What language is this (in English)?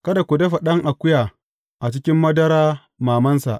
Hausa